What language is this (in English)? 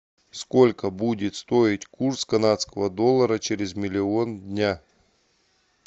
Russian